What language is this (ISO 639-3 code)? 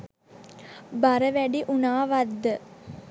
sin